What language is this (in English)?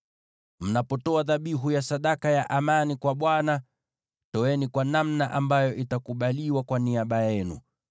Swahili